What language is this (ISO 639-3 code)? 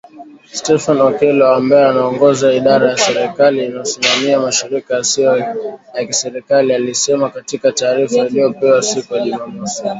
swa